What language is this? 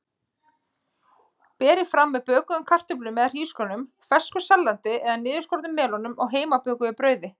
Icelandic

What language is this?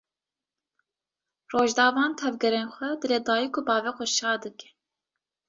Kurdish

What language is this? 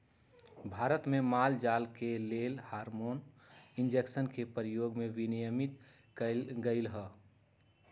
Magahi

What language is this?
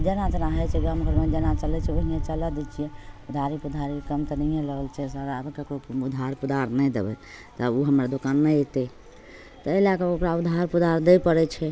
Maithili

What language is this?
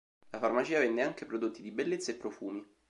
Italian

